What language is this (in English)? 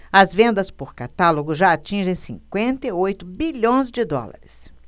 Portuguese